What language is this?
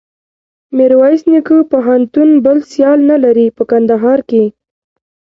Pashto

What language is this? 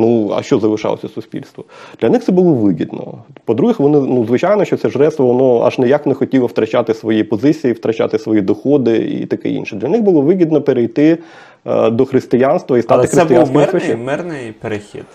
Ukrainian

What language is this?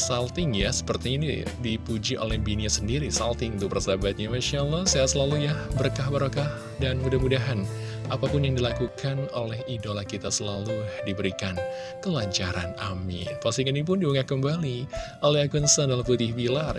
Indonesian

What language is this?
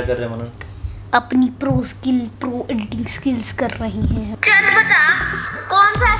English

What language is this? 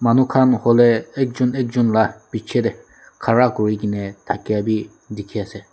Naga Pidgin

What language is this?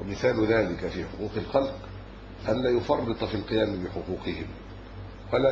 Arabic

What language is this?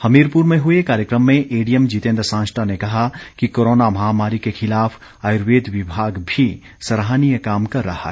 Hindi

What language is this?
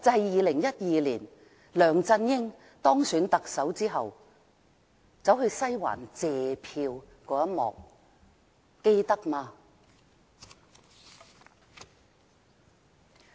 Cantonese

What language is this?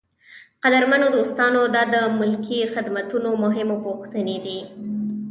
Pashto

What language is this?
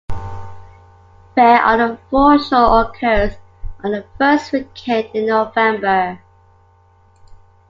English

